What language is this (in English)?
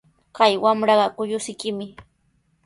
Sihuas Ancash Quechua